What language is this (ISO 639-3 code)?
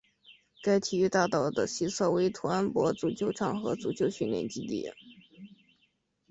zho